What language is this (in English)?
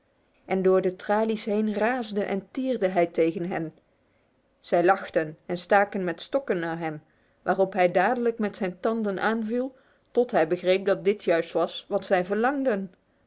Dutch